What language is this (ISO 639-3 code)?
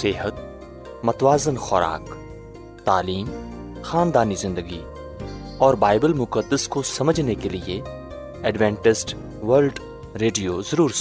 urd